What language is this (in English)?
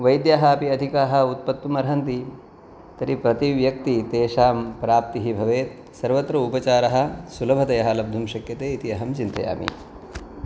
Sanskrit